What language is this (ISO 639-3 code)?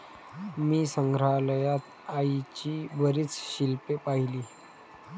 mar